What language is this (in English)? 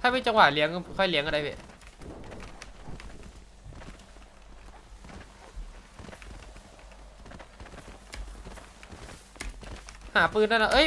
Thai